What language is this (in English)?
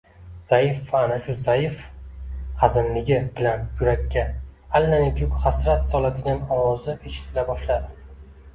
Uzbek